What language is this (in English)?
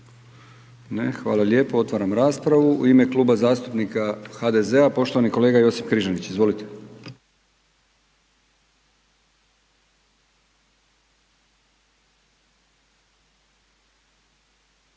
Croatian